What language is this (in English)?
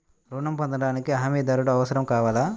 Telugu